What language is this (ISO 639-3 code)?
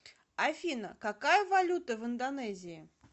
rus